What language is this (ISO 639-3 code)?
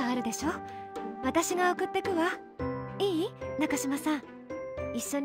jpn